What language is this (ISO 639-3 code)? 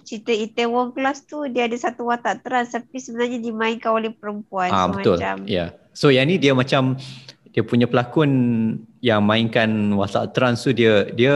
msa